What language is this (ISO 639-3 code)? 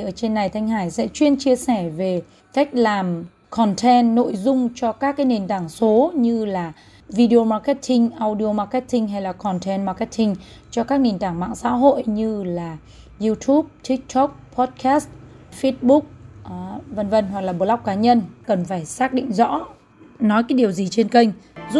vie